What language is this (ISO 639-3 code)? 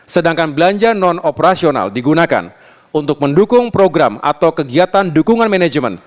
ind